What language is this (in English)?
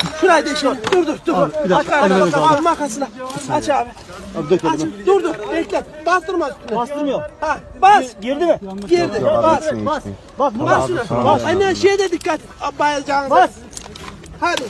Turkish